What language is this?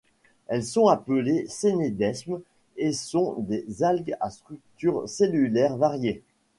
French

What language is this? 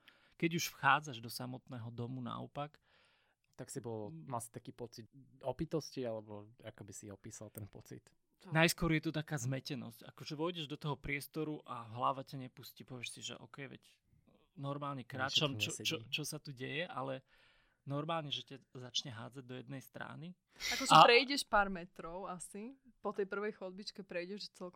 Slovak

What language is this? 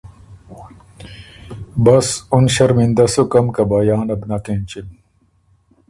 Ormuri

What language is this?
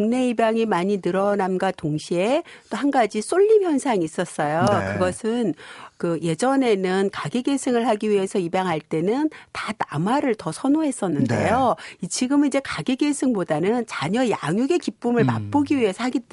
Korean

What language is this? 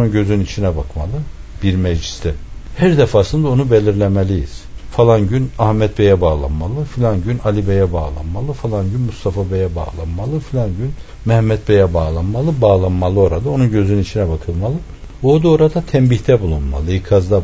Turkish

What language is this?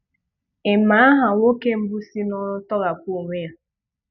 Igbo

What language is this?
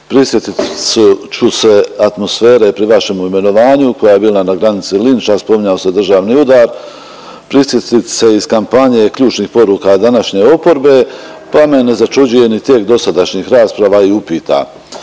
Croatian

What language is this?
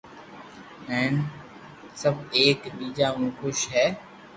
Loarki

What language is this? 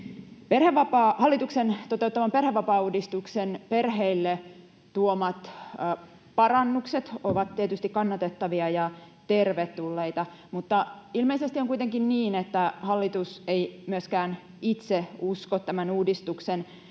Finnish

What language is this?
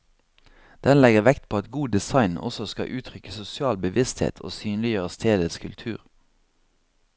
Norwegian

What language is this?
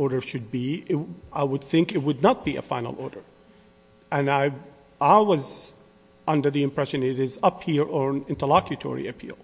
English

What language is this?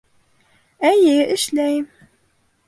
Bashkir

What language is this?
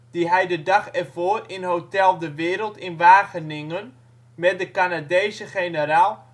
Dutch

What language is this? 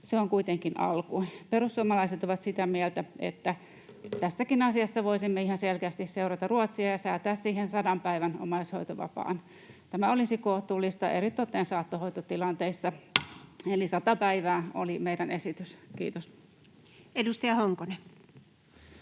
Finnish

